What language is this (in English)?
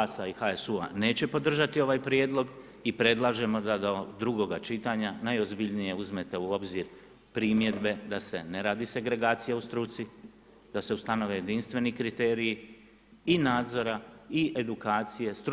Croatian